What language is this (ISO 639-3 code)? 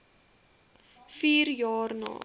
afr